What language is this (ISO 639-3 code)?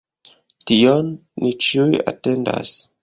epo